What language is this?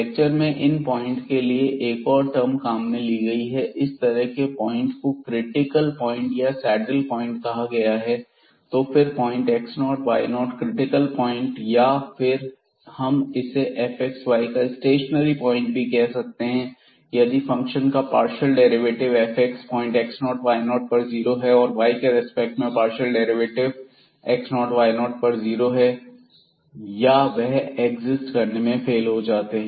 Hindi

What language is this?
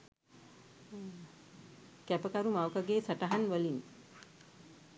Sinhala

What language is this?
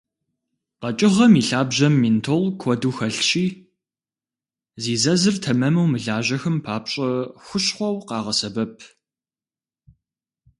Kabardian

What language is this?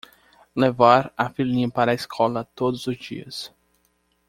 Portuguese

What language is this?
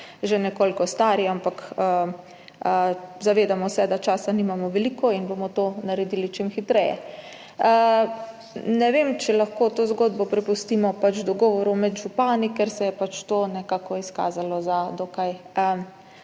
Slovenian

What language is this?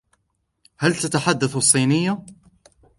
Arabic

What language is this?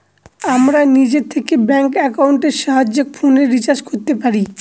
Bangla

